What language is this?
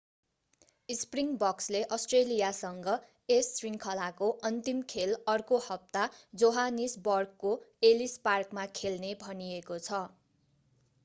Nepali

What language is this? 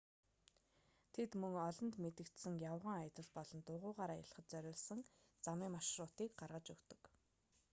Mongolian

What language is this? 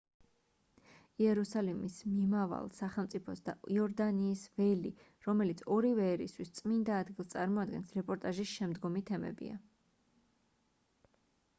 Georgian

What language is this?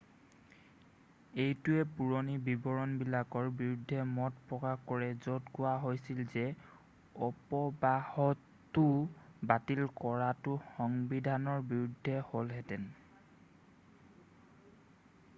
Assamese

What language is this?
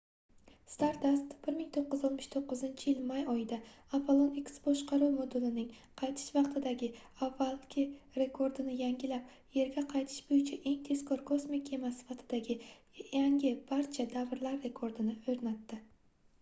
Uzbek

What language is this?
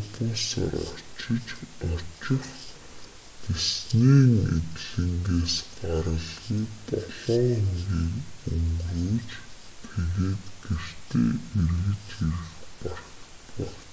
Mongolian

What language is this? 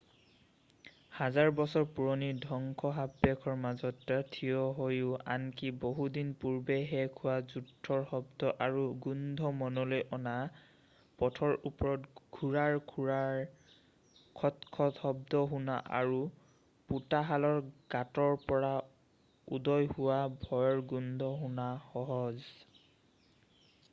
Assamese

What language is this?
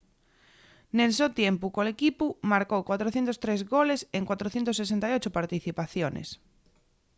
Asturian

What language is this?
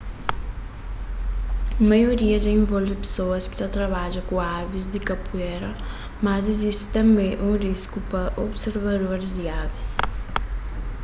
Kabuverdianu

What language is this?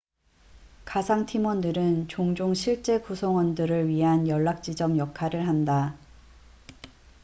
Korean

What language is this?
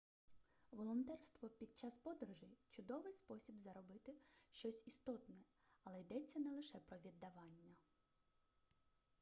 Ukrainian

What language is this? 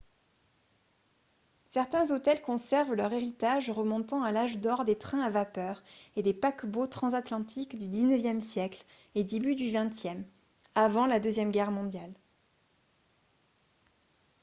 French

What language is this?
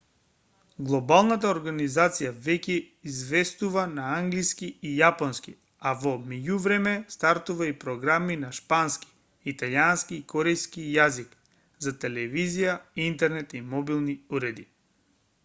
Macedonian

